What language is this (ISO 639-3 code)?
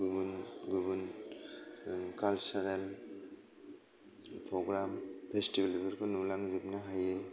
brx